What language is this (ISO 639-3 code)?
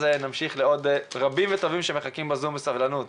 heb